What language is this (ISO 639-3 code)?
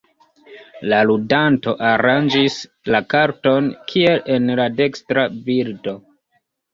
epo